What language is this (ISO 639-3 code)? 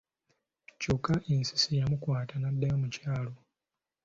lug